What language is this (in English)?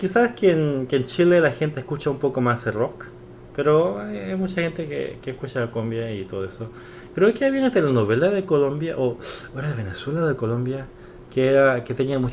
Spanish